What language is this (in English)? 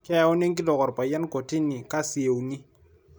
Masai